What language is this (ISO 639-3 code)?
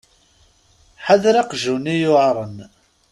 kab